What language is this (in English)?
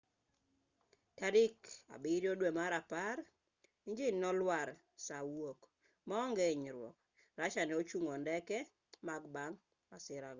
Luo (Kenya and Tanzania)